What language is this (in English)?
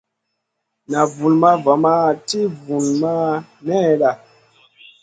Masana